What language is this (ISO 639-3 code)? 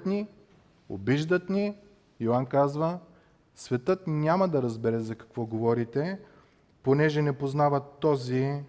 bul